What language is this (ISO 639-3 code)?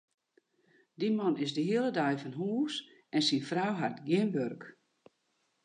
fry